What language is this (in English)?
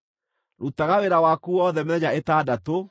Kikuyu